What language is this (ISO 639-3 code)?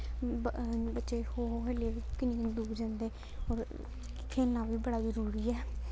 doi